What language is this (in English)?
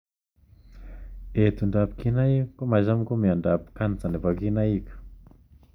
Kalenjin